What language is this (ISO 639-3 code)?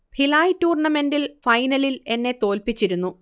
mal